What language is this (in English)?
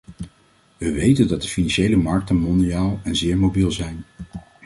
Dutch